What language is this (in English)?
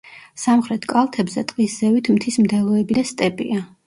Georgian